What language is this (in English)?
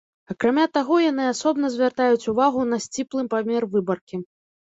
Belarusian